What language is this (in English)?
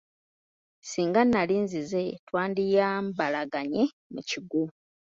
Ganda